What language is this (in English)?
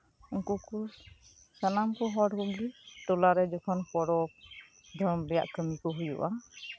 Santali